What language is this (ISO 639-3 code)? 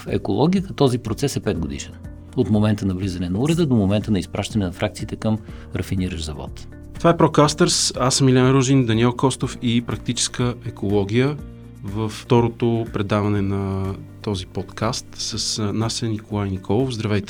bul